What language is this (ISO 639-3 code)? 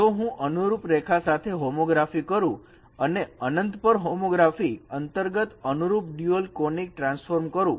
guj